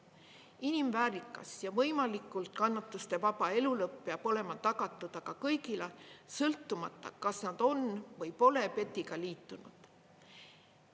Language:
Estonian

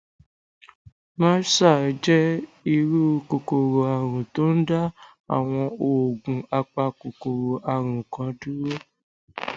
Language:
Yoruba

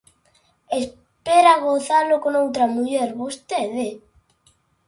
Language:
Galician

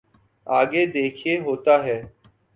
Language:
Urdu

